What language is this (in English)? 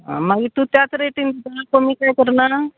Konkani